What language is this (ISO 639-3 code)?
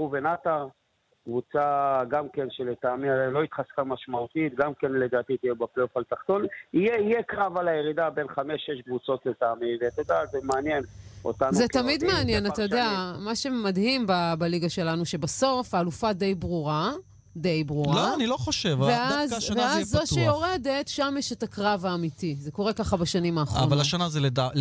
heb